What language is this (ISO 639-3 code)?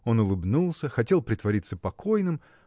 rus